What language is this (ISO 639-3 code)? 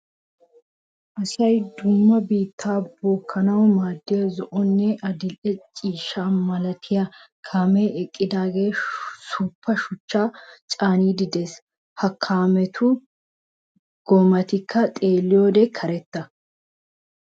wal